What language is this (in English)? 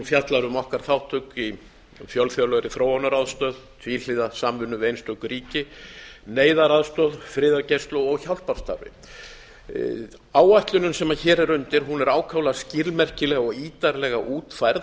Icelandic